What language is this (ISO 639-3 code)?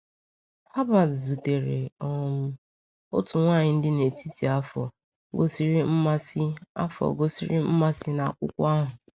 ibo